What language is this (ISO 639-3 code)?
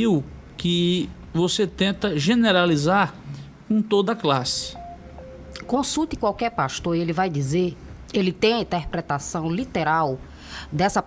por